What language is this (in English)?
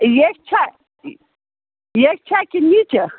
Kashmiri